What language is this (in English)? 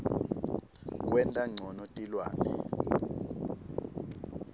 Swati